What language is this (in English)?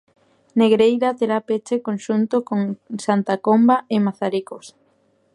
Galician